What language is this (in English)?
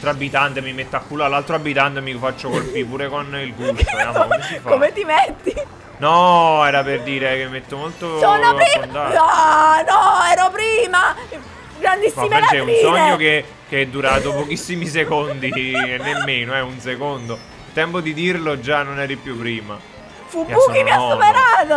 Italian